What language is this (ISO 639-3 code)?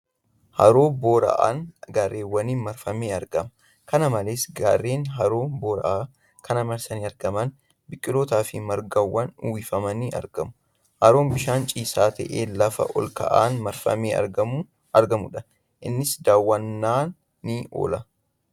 orm